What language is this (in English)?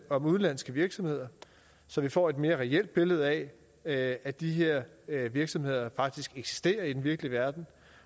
Danish